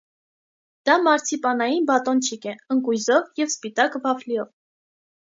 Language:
Armenian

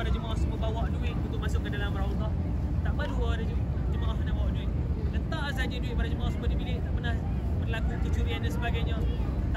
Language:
Malay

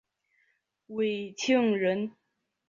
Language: Chinese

